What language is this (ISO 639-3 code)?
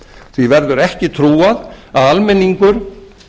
isl